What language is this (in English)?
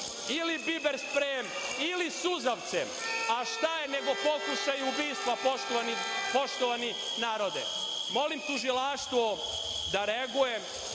Serbian